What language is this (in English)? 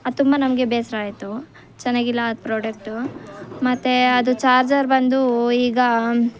Kannada